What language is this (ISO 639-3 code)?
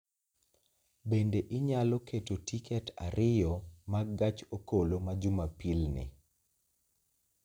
luo